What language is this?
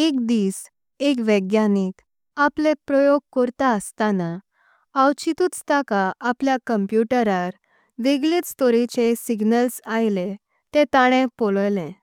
Konkani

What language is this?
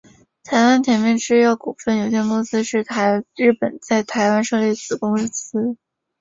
Chinese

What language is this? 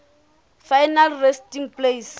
Southern Sotho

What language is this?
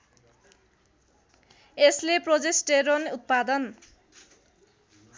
Nepali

